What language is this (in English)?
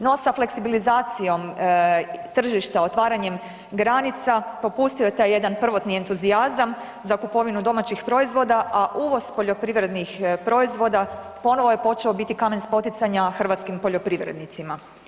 Croatian